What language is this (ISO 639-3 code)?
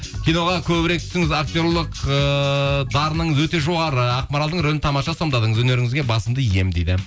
kaz